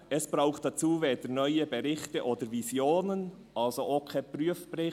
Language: Swiss German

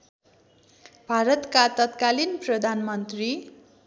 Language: Nepali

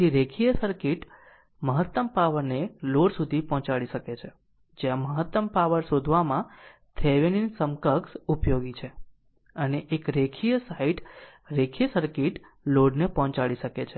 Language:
Gujarati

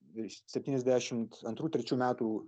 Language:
Lithuanian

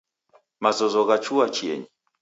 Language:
Taita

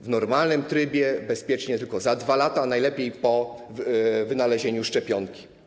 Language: Polish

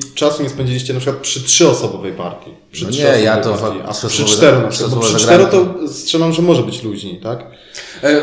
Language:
Polish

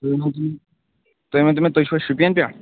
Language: Kashmiri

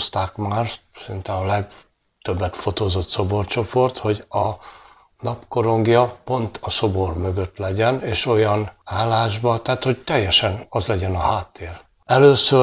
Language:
Hungarian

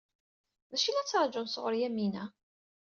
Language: Kabyle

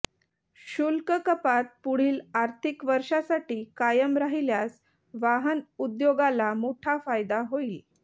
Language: Marathi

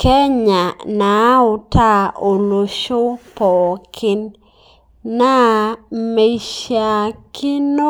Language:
Masai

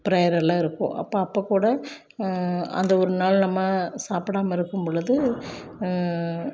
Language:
Tamil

